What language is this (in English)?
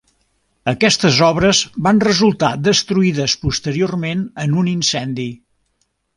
Catalan